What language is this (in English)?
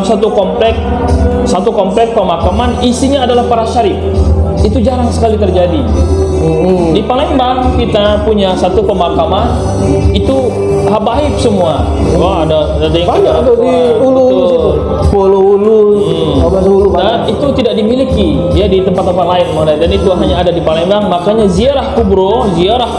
Indonesian